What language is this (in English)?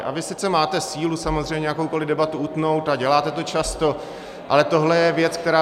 Czech